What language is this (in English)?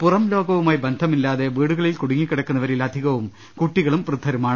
Malayalam